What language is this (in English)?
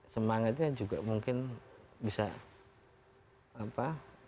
Indonesian